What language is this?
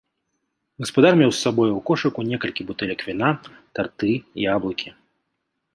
Belarusian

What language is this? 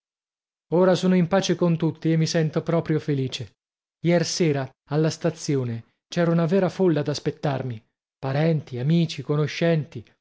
Italian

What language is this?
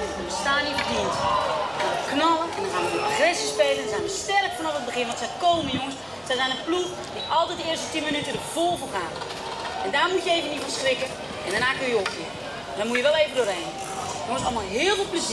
Dutch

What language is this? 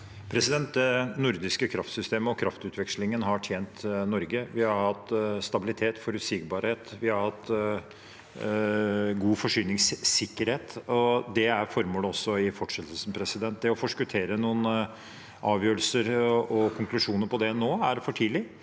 Norwegian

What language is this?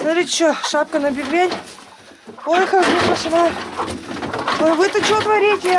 Russian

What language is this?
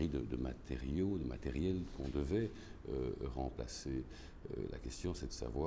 French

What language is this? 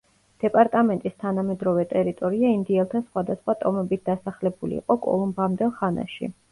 Georgian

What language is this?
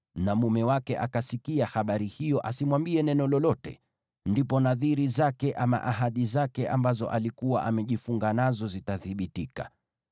Swahili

